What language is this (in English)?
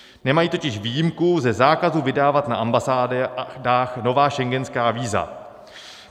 Czech